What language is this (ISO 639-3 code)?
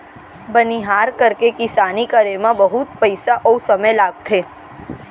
hne